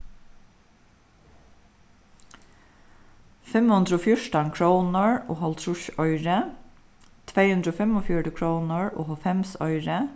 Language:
Faroese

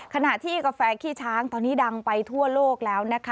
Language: Thai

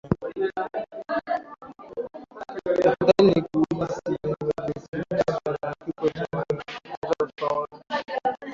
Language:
Swahili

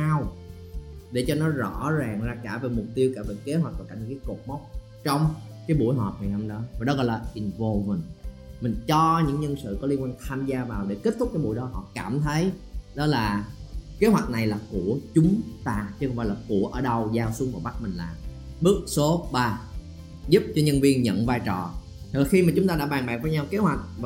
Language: Vietnamese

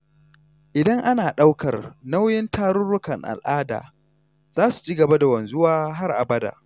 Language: Hausa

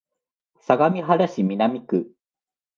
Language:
Japanese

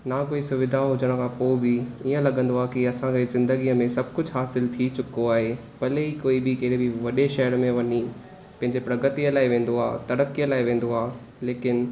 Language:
Sindhi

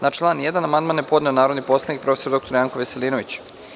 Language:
Serbian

